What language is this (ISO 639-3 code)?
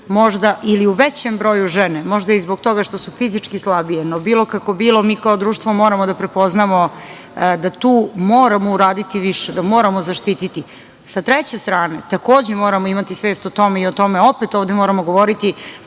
srp